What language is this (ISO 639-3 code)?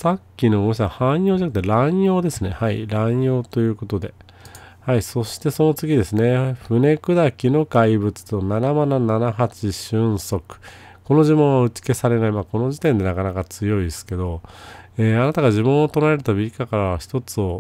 jpn